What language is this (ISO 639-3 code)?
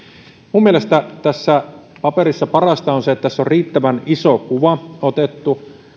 fin